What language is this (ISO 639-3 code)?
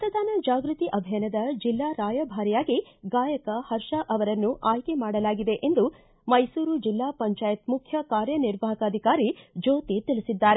kan